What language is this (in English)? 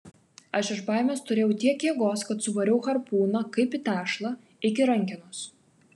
Lithuanian